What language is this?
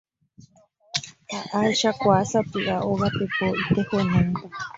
Guarani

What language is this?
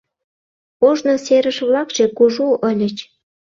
Mari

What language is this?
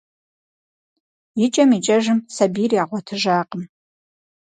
Kabardian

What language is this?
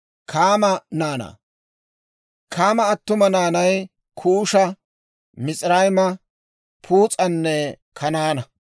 Dawro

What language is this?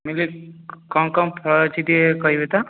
Odia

